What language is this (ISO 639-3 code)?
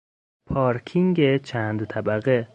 fas